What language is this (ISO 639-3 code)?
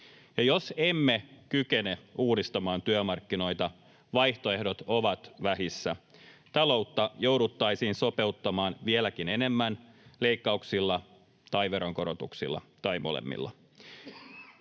fin